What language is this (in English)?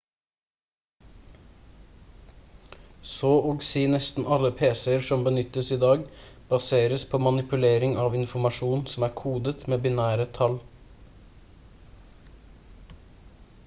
Norwegian Bokmål